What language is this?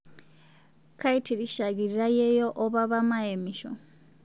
Masai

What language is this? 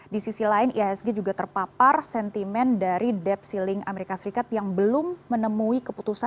Indonesian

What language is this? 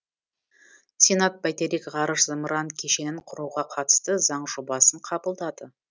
Kazakh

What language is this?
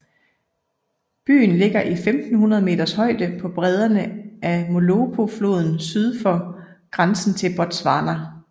Danish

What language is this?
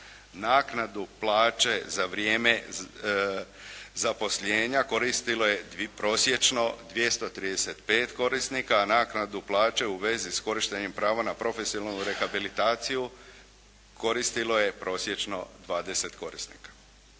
Croatian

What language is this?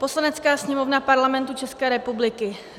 Czech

